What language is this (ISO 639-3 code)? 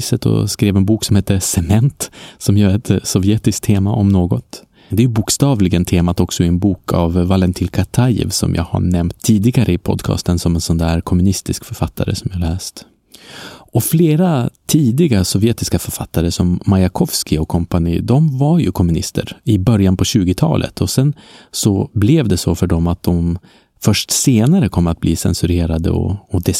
swe